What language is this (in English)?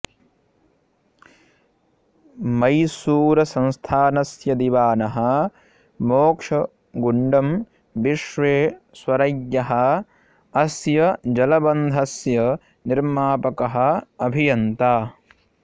Sanskrit